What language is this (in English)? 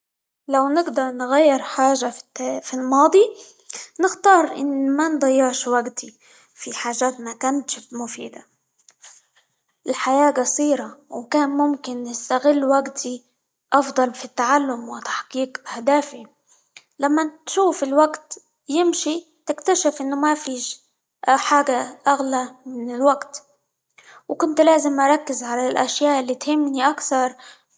Libyan Arabic